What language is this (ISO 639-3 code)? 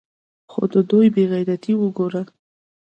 pus